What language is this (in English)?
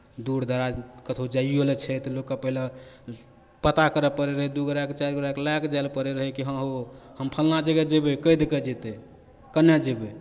Maithili